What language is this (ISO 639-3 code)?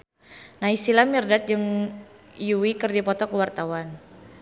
sun